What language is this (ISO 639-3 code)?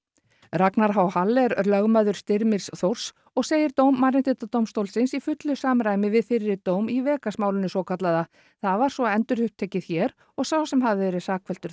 isl